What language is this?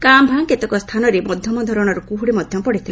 Odia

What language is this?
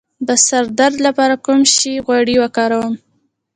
Pashto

